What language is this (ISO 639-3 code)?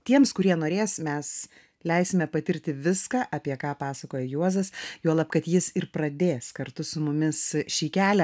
lit